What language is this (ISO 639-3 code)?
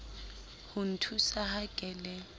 sot